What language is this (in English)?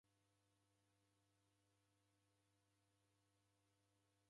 Taita